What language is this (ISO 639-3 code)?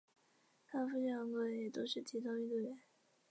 zho